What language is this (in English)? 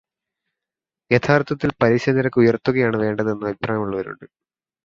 Malayalam